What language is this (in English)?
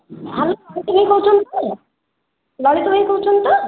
Odia